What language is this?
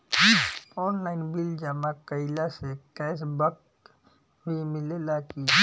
Bhojpuri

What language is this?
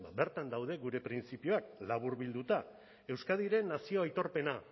Basque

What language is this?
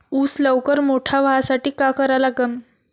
Marathi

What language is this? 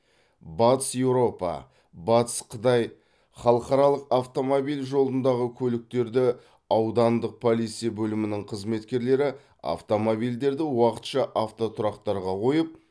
Kazakh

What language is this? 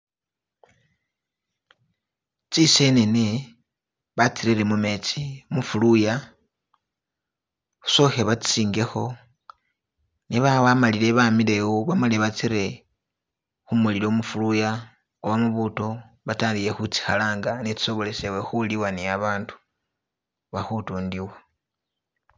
Masaaba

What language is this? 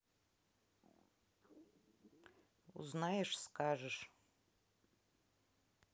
Russian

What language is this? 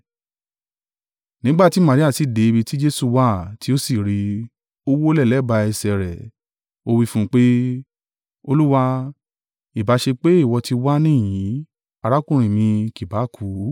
Yoruba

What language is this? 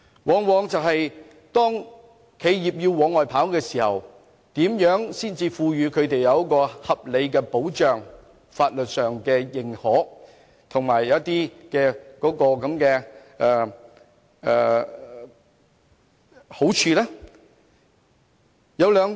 Cantonese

